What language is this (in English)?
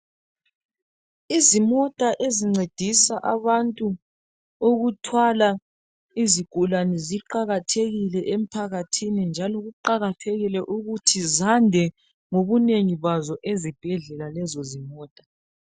North Ndebele